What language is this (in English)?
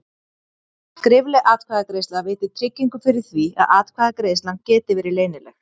Icelandic